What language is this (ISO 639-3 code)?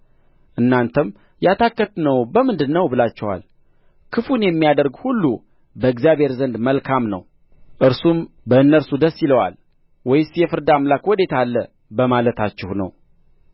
amh